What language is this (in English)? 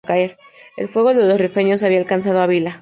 Spanish